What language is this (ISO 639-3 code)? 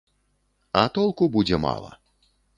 bel